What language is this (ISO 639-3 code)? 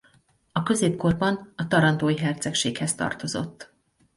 hun